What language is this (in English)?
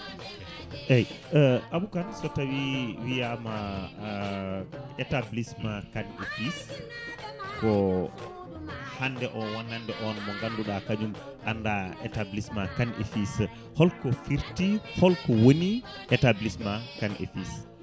Fula